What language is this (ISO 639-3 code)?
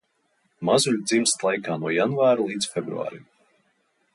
lav